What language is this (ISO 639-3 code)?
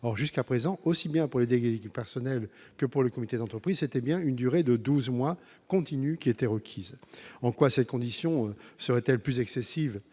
fra